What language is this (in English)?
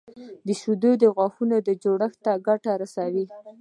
Pashto